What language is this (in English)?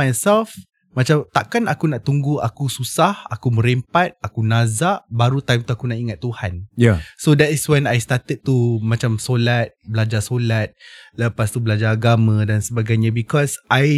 Malay